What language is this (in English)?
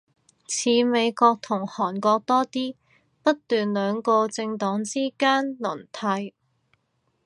Cantonese